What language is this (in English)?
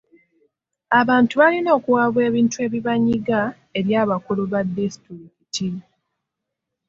Ganda